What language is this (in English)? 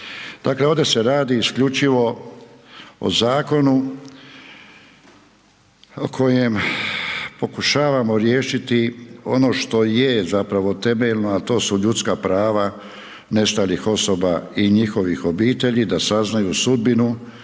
Croatian